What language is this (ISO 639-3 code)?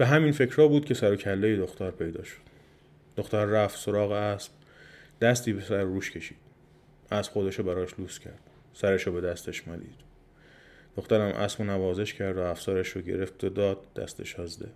fas